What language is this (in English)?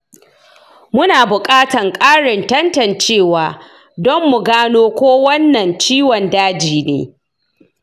Hausa